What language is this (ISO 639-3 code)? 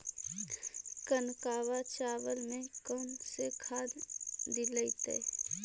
mag